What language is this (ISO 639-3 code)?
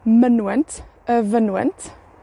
cym